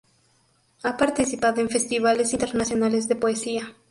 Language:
Spanish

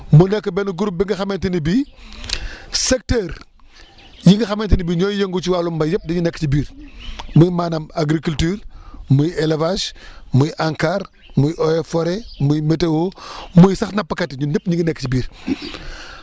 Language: Wolof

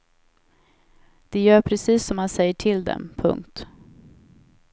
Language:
Swedish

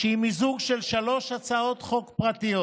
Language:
Hebrew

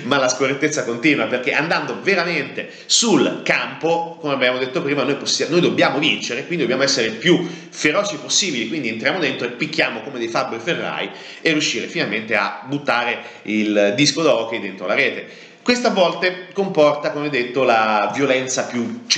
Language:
Italian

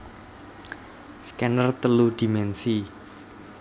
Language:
Javanese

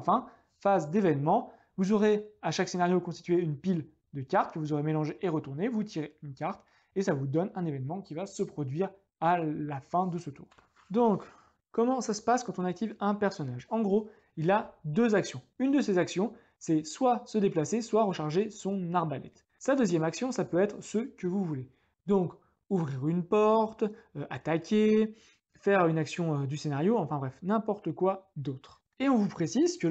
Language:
French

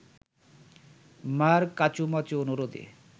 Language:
Bangla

